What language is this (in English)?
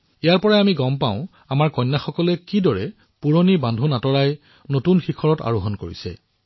Assamese